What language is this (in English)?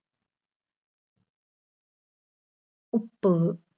Malayalam